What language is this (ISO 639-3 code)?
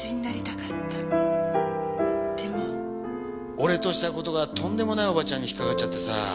jpn